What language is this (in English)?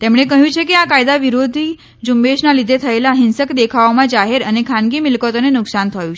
Gujarati